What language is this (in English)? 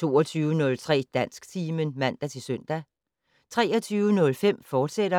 Danish